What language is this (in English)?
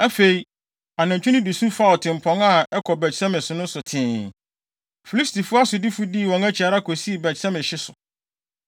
Akan